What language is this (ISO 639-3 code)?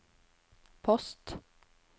nor